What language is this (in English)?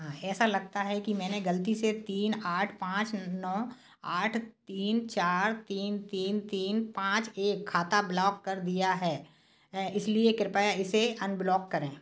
Hindi